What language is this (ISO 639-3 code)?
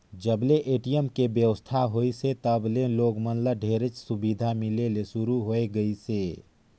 hne